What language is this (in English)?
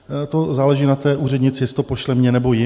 Czech